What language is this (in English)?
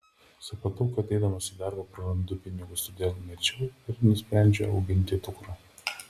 Lithuanian